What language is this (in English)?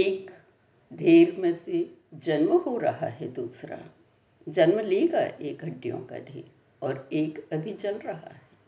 Hindi